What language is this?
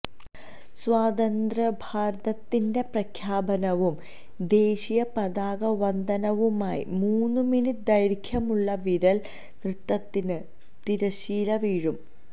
Malayalam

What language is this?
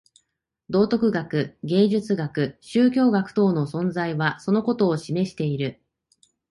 Japanese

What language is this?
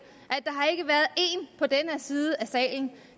Danish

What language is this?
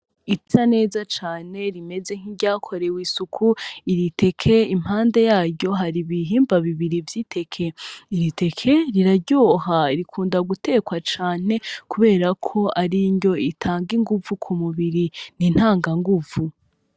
Rundi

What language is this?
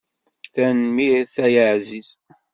Kabyle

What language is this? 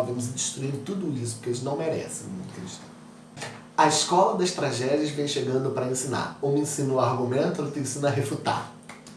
Portuguese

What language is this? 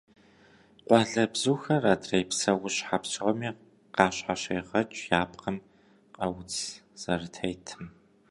Kabardian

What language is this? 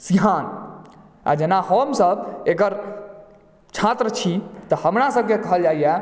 Maithili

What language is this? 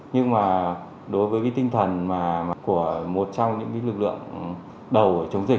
Vietnamese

